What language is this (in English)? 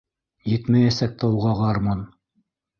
Bashkir